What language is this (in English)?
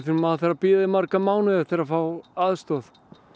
Icelandic